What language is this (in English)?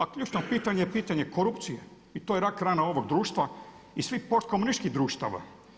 Croatian